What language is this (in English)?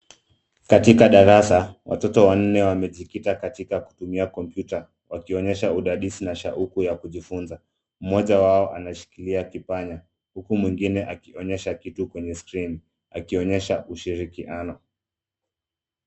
Swahili